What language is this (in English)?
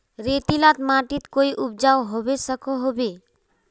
Magahi